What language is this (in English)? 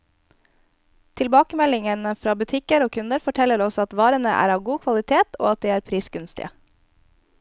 Norwegian